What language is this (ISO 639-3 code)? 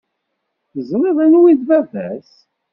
kab